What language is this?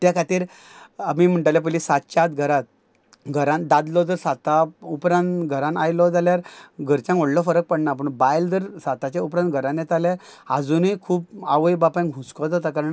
Konkani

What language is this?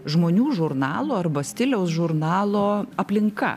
Lithuanian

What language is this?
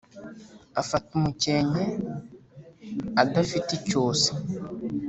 Kinyarwanda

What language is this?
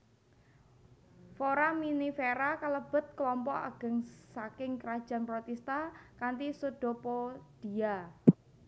Javanese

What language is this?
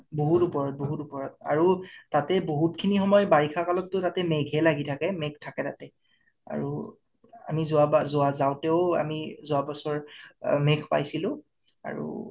Assamese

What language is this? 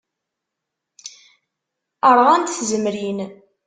Kabyle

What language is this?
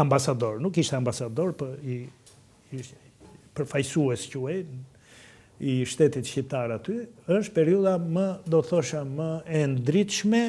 Romanian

